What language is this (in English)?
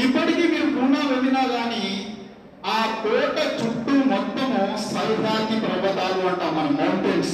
Telugu